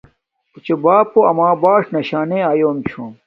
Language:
Domaaki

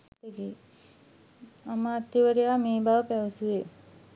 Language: Sinhala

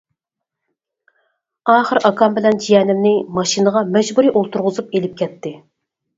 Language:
Uyghur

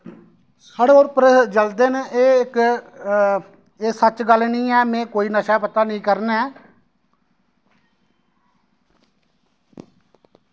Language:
Dogri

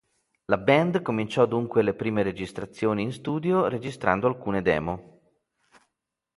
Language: Italian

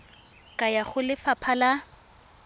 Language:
Tswana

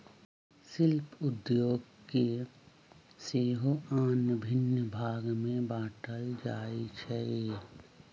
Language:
Magahi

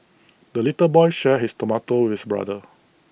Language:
English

